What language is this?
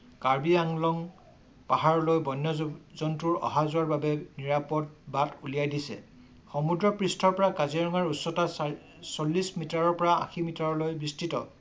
Assamese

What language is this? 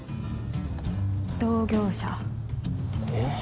Japanese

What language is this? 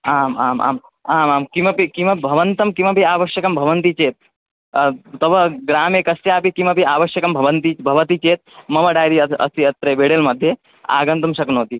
Sanskrit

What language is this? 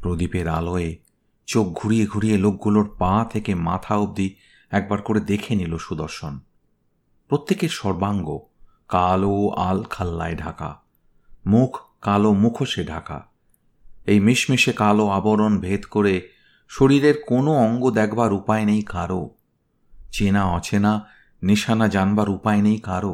Bangla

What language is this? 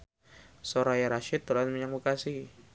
Javanese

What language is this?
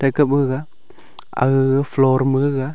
Wancho Naga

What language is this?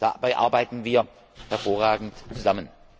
German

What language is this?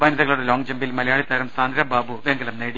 Malayalam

